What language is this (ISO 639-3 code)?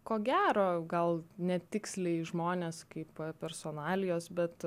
lit